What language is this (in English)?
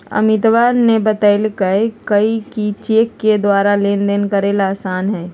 Magahi